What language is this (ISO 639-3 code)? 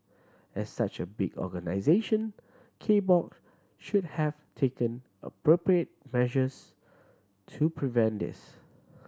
eng